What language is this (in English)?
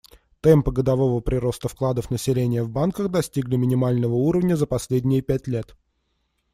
Russian